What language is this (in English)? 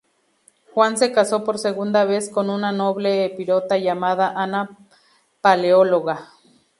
Spanish